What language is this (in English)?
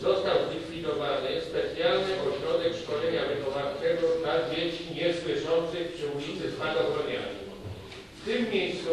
Polish